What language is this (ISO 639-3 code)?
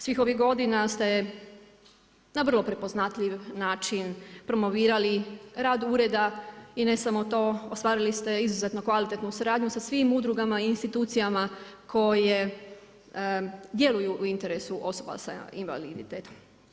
hrv